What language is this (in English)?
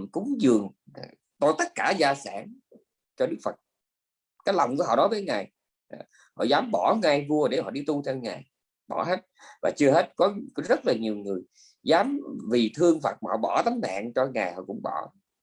Vietnamese